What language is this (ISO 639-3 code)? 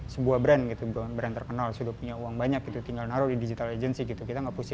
ind